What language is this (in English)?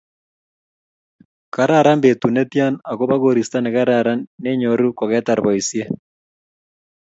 Kalenjin